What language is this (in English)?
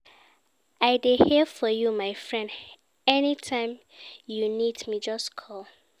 Nigerian Pidgin